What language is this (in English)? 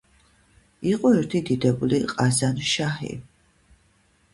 Georgian